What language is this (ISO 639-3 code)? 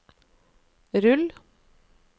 nor